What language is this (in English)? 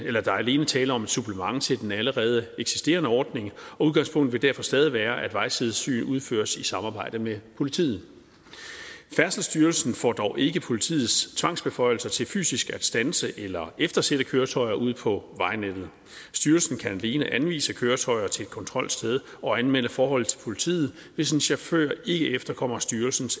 Danish